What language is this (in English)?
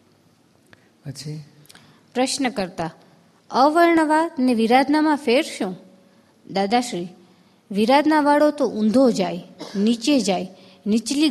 Gujarati